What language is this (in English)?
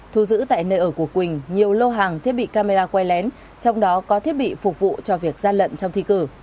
Vietnamese